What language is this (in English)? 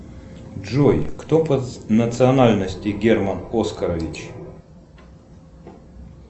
Russian